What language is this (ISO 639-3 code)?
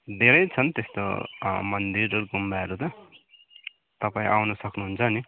nep